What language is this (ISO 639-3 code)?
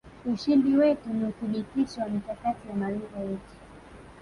swa